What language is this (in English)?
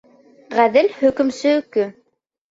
Bashkir